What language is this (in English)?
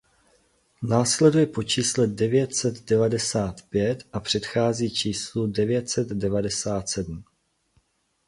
Czech